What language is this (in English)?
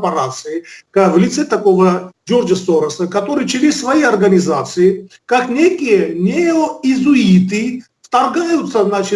Russian